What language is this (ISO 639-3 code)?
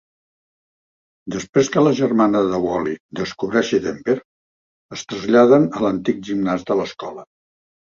cat